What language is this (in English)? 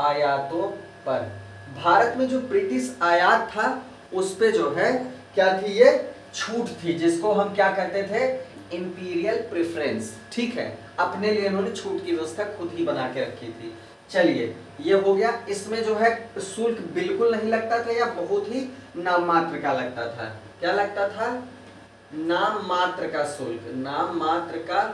Hindi